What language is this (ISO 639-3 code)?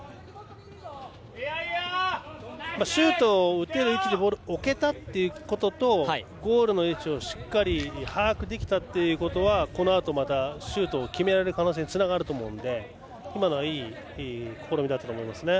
jpn